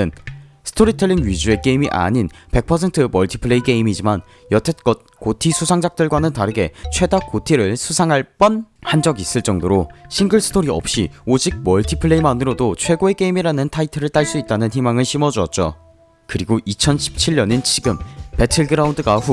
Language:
Korean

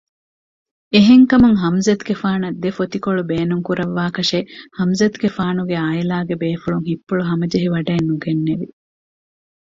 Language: Divehi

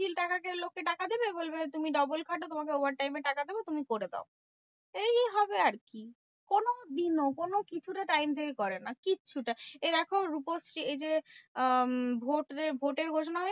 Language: Bangla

